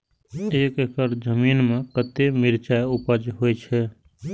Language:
Maithili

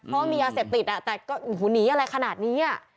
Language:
Thai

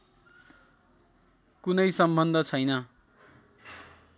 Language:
Nepali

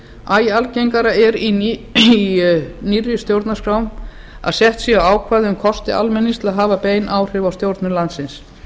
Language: Icelandic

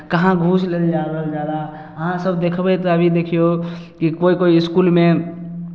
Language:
Maithili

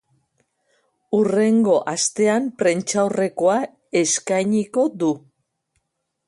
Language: Basque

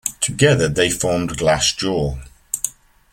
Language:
English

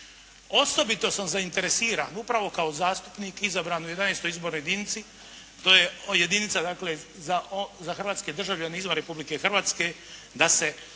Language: Croatian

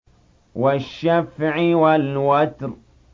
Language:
Arabic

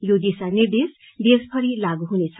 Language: Nepali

